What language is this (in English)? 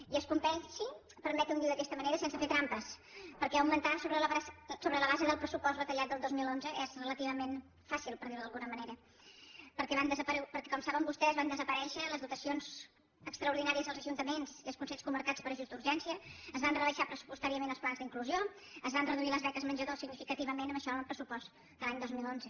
Catalan